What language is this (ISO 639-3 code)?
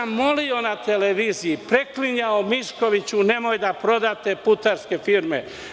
srp